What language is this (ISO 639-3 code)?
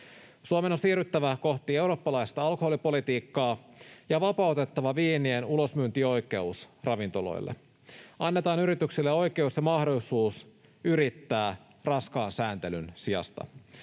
fin